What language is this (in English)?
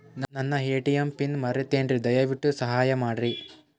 Kannada